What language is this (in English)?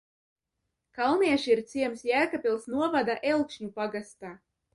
Latvian